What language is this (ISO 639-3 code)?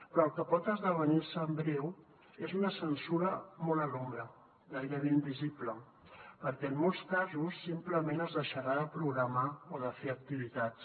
cat